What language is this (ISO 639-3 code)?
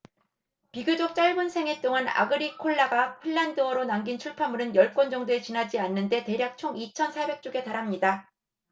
kor